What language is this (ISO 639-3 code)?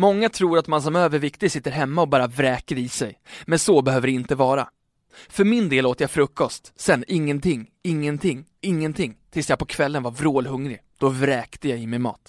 swe